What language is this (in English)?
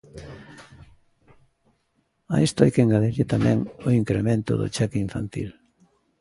Galician